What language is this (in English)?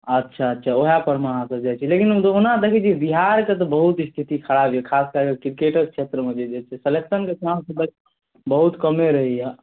Maithili